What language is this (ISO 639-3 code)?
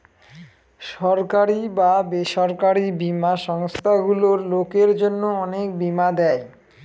ben